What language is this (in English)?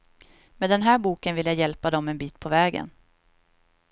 Swedish